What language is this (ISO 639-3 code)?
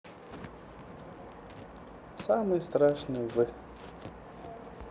rus